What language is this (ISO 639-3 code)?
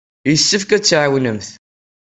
kab